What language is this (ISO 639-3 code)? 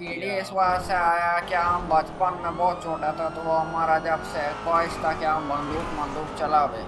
hin